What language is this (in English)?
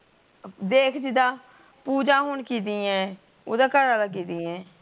Punjabi